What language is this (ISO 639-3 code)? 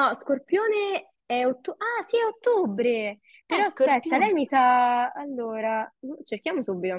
ita